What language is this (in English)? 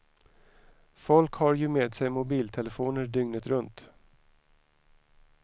Swedish